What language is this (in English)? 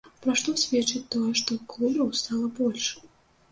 Belarusian